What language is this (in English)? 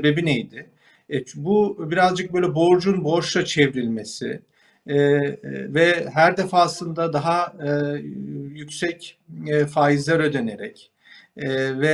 Turkish